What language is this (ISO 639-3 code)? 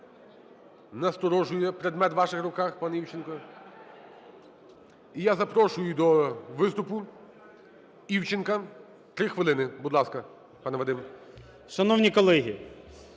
ukr